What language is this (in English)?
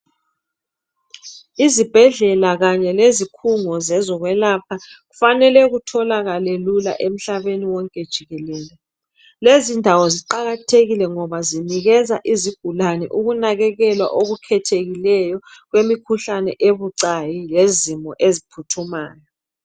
North Ndebele